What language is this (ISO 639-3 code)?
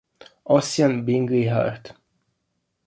ita